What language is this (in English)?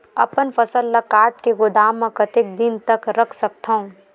Chhattisgarhi